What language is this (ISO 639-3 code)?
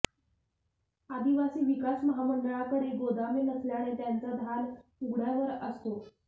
mar